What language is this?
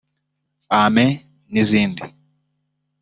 Kinyarwanda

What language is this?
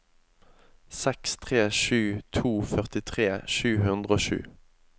Norwegian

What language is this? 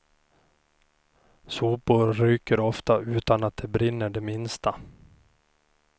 Swedish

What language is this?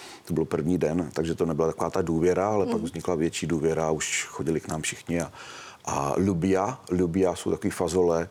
Czech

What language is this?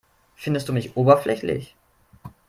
German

